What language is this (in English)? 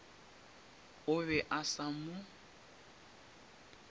Northern Sotho